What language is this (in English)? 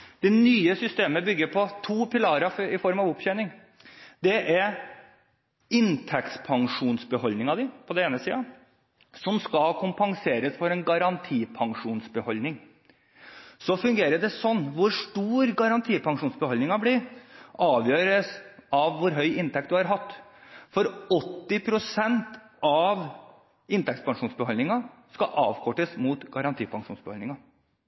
Norwegian Bokmål